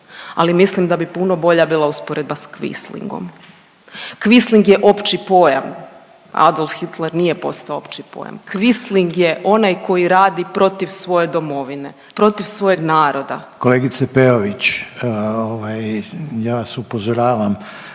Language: Croatian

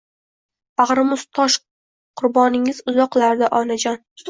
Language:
Uzbek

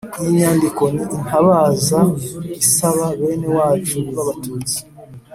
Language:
Kinyarwanda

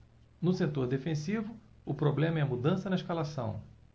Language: Portuguese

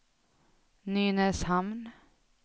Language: Swedish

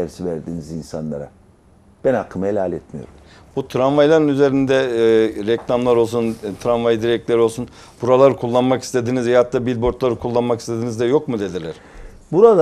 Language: Turkish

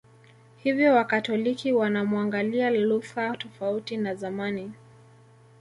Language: Swahili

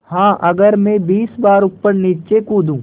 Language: Hindi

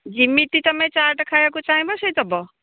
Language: Odia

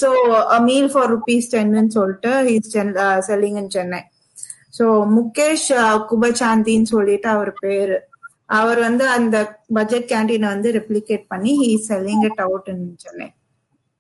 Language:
Tamil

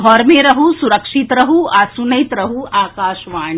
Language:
Maithili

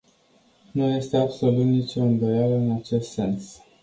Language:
Romanian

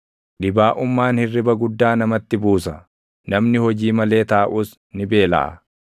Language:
Oromo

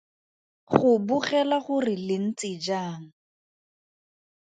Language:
Tswana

